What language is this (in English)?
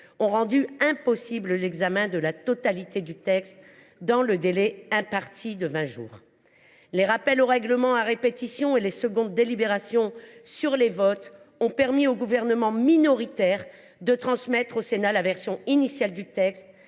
French